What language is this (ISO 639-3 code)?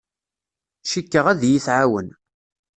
kab